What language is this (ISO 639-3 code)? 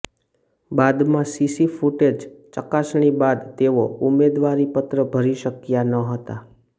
guj